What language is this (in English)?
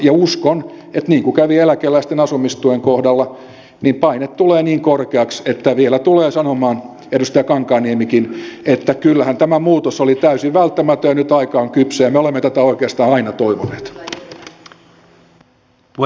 Finnish